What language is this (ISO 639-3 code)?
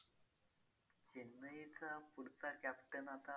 mar